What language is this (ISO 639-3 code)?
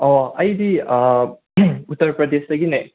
mni